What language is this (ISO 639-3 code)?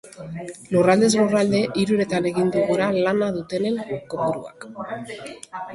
eus